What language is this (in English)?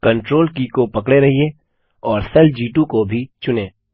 Hindi